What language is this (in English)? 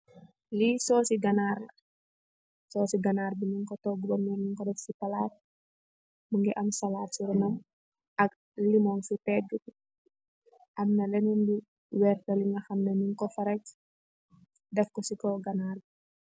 Wolof